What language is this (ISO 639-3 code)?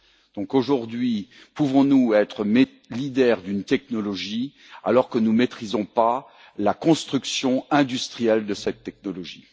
fra